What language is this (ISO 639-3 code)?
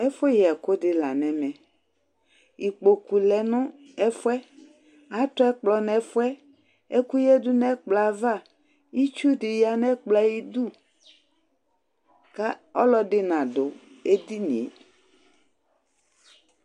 kpo